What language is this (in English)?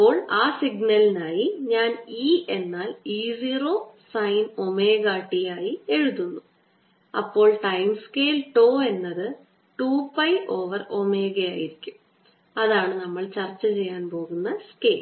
Malayalam